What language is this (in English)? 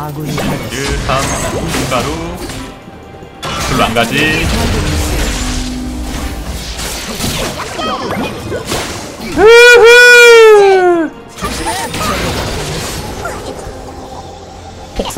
Korean